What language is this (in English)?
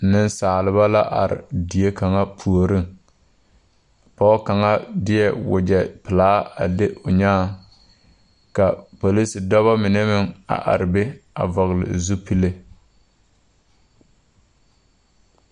Southern Dagaare